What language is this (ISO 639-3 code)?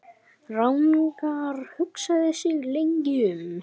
isl